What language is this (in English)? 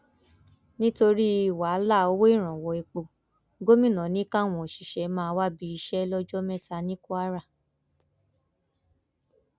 Yoruba